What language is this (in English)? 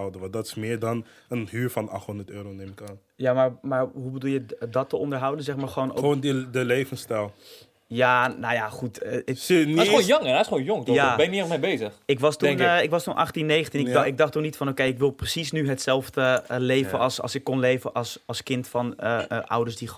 Dutch